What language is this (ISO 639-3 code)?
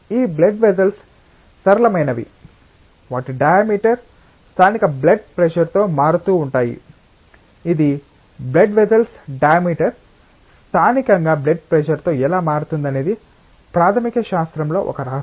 tel